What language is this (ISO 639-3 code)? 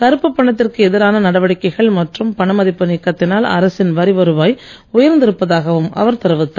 tam